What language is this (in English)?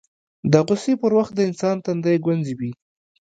Pashto